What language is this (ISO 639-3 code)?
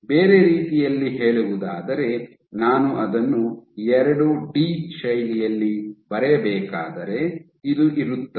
kan